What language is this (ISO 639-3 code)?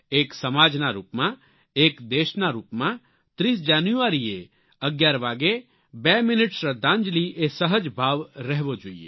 guj